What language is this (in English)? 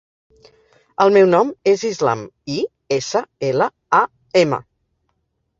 Catalan